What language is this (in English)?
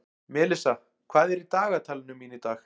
Icelandic